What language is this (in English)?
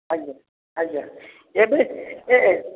Odia